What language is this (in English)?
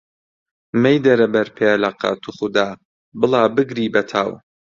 Central Kurdish